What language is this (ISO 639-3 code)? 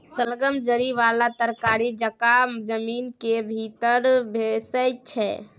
mai